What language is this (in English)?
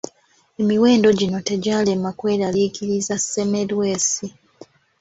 Ganda